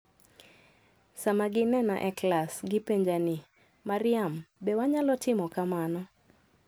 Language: Luo (Kenya and Tanzania)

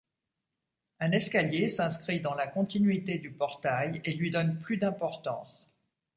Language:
French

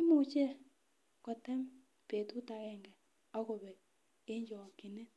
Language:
Kalenjin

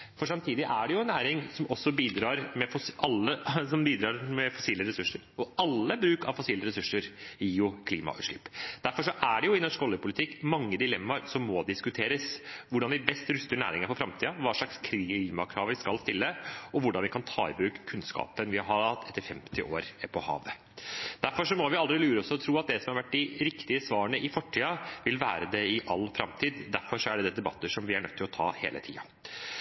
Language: Norwegian Bokmål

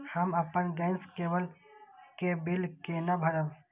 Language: Maithili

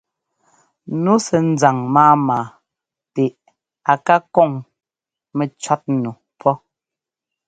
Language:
Ngomba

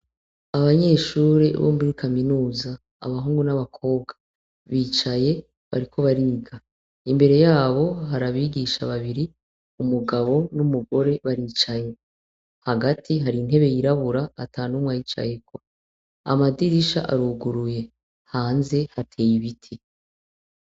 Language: Rundi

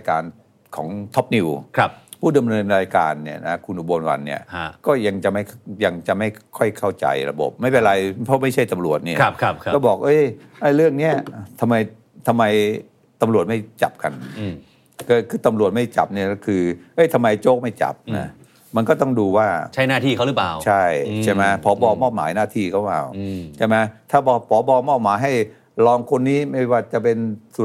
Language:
Thai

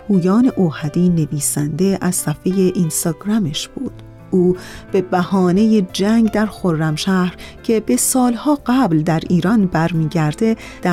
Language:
Persian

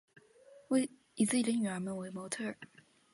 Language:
Chinese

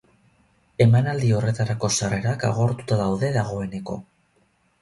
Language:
Basque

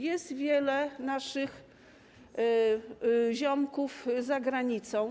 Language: Polish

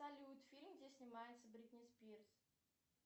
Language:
Russian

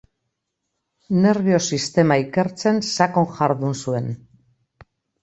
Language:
Basque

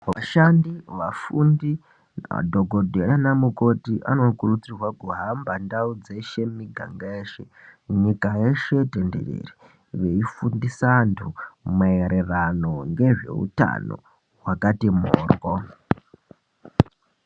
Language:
Ndau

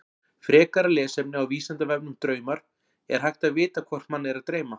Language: Icelandic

